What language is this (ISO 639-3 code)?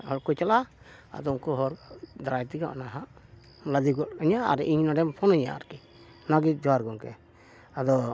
sat